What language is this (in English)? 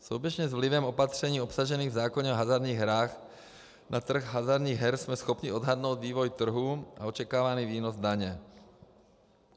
Czech